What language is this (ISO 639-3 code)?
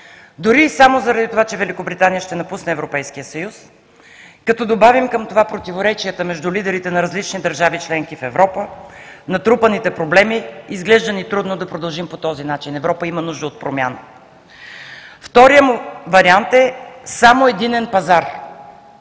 bul